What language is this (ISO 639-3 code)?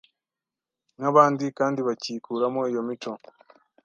kin